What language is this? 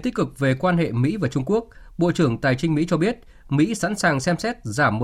Vietnamese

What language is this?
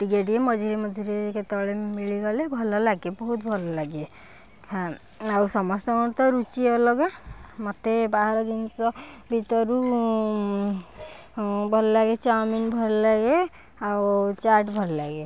Odia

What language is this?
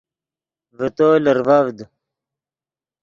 Yidgha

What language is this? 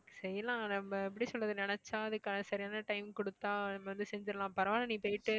Tamil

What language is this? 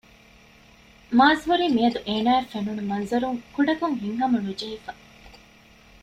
Divehi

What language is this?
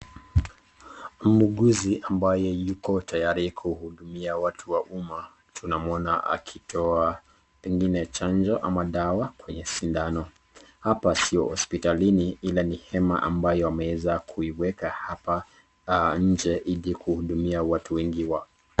Swahili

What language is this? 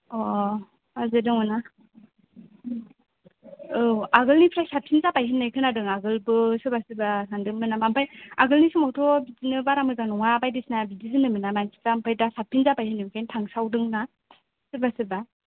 Bodo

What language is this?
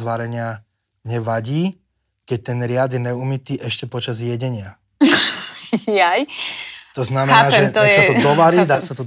Slovak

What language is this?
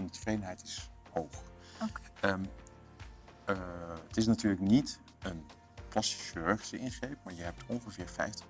Dutch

